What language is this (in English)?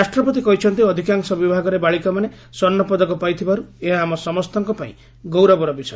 Odia